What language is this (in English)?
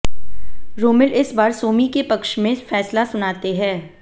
Hindi